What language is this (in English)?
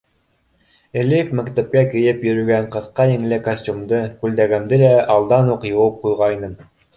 Bashkir